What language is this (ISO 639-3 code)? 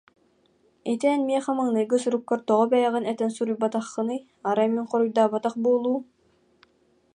sah